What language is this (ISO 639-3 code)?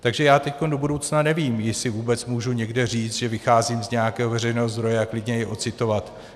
ces